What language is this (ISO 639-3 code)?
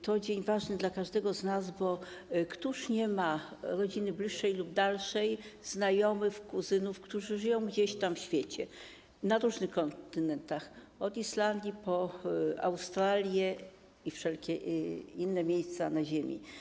pol